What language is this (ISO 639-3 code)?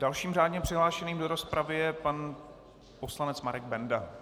ces